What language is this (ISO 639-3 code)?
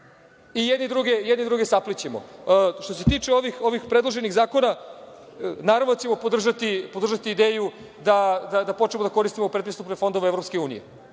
srp